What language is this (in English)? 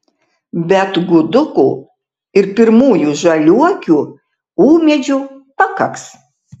Lithuanian